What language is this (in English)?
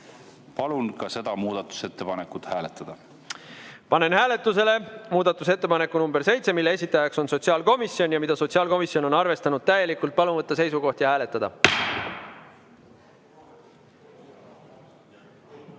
Estonian